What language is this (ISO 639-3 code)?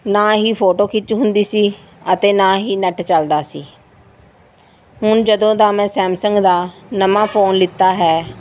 pan